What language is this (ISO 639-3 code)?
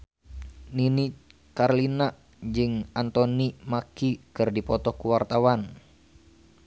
sun